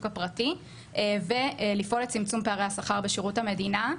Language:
Hebrew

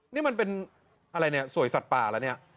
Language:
Thai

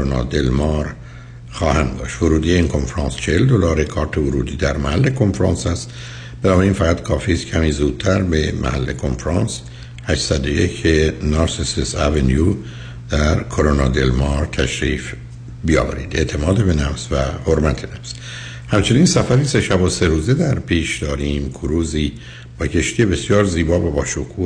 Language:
Persian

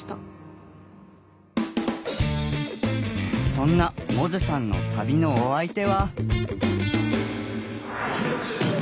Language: Japanese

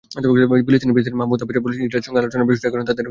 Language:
Bangla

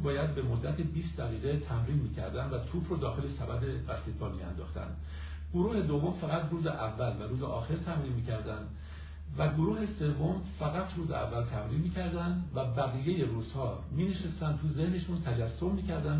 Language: Persian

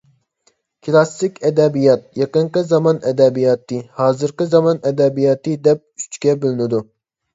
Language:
Uyghur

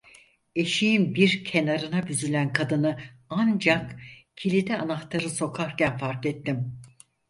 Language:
Turkish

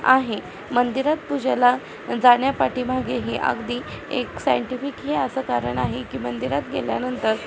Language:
Marathi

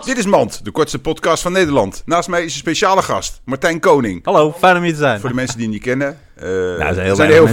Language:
Dutch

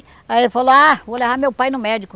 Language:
Portuguese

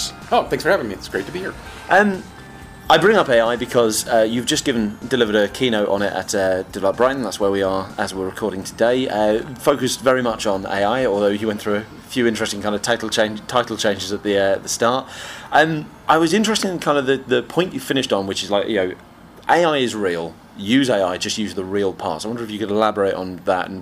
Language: English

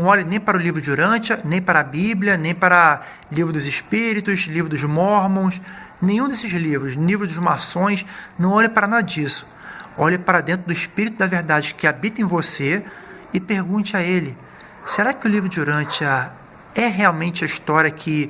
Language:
Portuguese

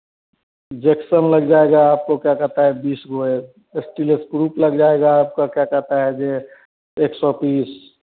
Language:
Hindi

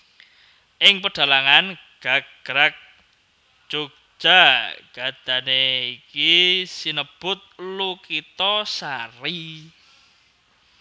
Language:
Javanese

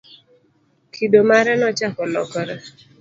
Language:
Luo (Kenya and Tanzania)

